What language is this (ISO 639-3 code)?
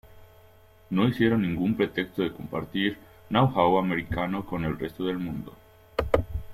spa